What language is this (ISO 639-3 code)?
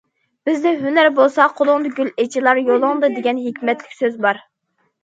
uig